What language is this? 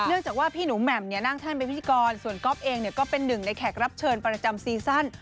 Thai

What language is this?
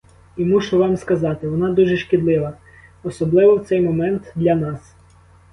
Ukrainian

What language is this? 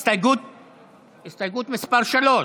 Hebrew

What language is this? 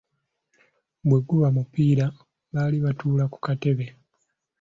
Ganda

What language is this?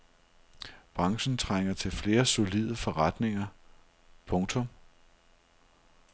Danish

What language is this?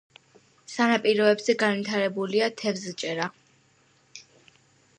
Georgian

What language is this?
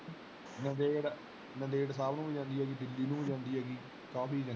Punjabi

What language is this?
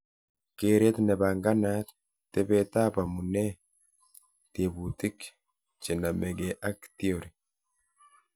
Kalenjin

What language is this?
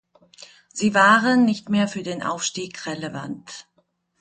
German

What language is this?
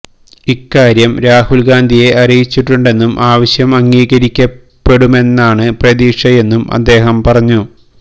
Malayalam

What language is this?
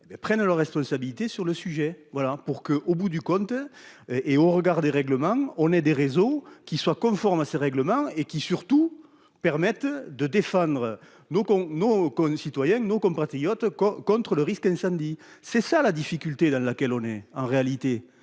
French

